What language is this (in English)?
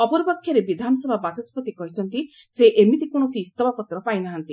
Odia